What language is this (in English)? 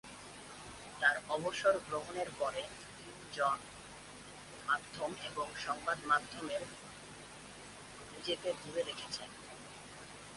Bangla